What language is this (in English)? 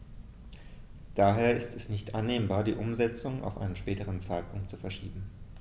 German